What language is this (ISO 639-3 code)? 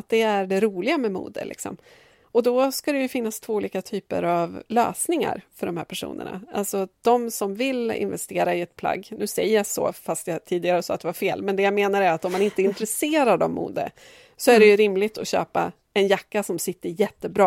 swe